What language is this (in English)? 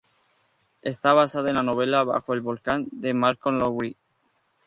Spanish